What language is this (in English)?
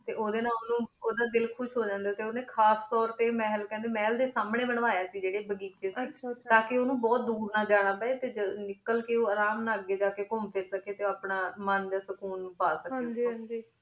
Punjabi